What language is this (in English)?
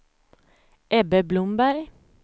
Swedish